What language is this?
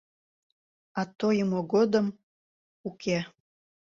Mari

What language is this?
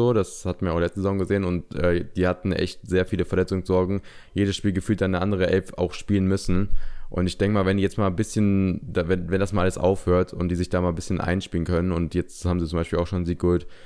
German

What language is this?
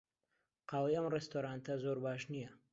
Central Kurdish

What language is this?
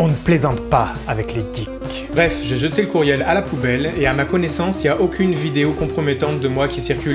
French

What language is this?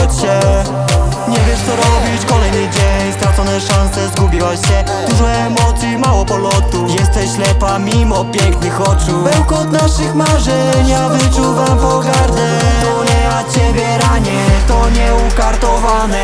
Polish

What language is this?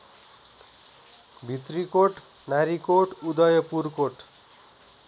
Nepali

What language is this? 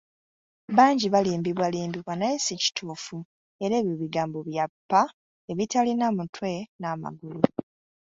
Ganda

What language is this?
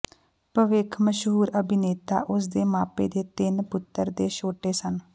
Punjabi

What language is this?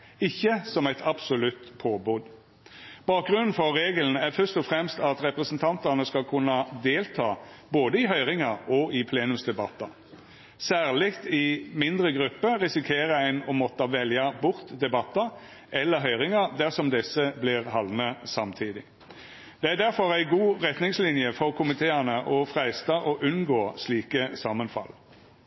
Norwegian Nynorsk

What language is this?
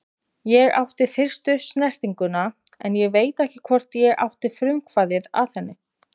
Icelandic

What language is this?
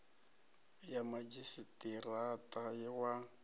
Venda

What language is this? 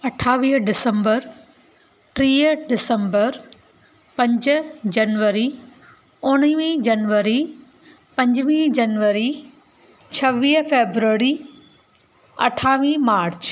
Sindhi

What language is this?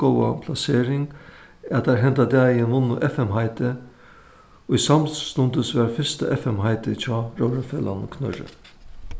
Faroese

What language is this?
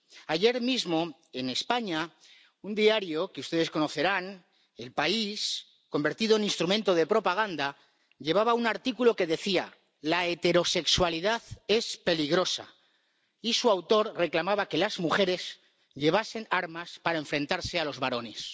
Spanish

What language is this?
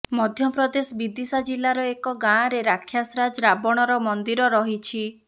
Odia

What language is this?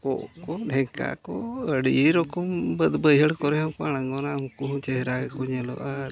Santali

